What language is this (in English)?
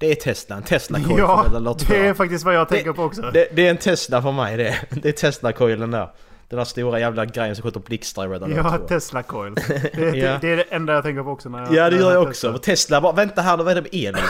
Swedish